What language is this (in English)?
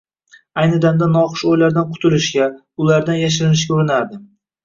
Uzbek